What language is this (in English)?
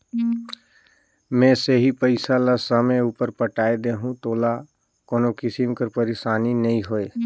Chhattisgarhi